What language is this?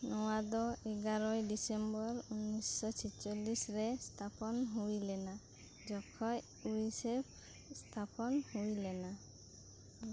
Santali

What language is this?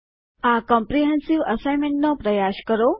Gujarati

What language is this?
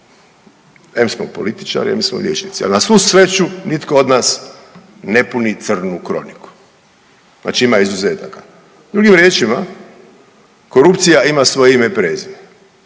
Croatian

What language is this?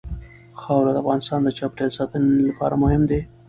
Pashto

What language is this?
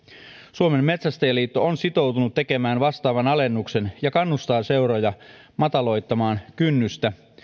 Finnish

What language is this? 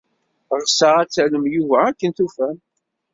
Kabyle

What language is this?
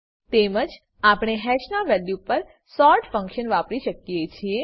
Gujarati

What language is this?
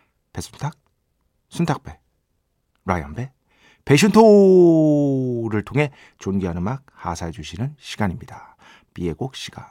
Korean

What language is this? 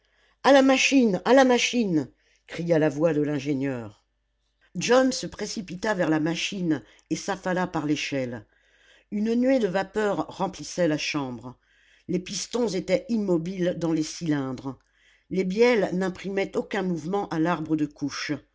French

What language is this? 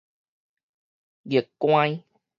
Min Nan Chinese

